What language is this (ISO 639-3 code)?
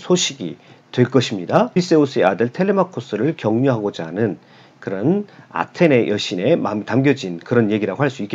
kor